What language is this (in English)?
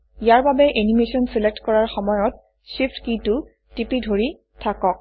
Assamese